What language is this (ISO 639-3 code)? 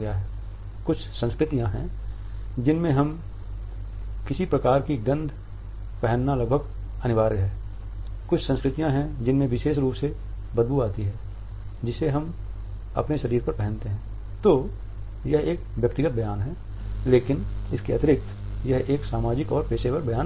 hin